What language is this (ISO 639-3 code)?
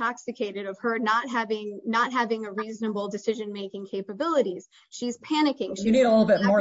eng